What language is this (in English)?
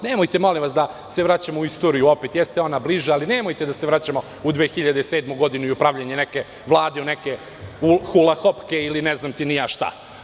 Serbian